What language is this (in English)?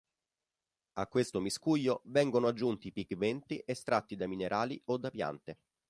Italian